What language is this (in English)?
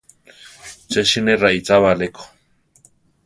Central Tarahumara